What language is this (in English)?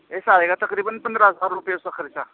Urdu